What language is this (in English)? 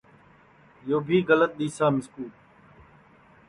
Sansi